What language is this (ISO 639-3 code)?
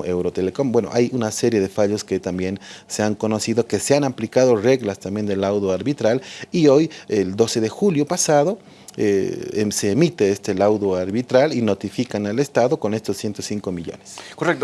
spa